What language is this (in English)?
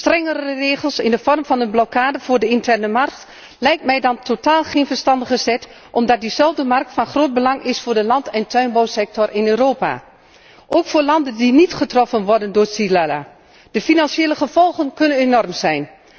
Dutch